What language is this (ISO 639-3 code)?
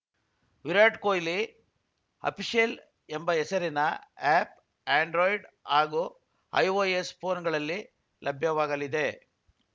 kan